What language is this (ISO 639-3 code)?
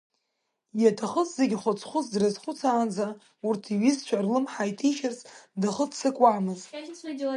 abk